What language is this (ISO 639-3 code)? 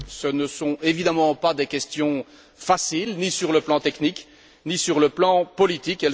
fra